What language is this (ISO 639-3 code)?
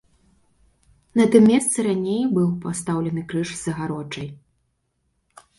bel